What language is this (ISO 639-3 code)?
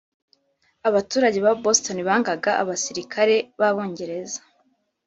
kin